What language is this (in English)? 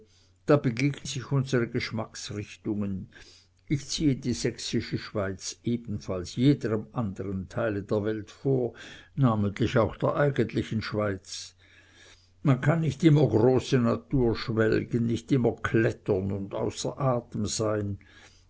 German